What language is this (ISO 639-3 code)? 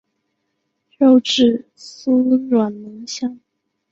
zho